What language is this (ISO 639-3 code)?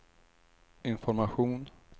swe